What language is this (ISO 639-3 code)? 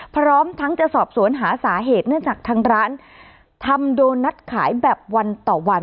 tha